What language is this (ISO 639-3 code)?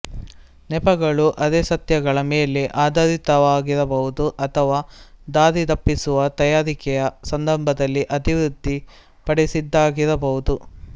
kan